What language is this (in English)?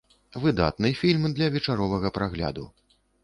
Belarusian